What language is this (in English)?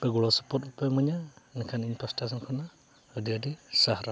Santali